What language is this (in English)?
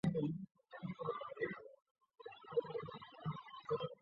Chinese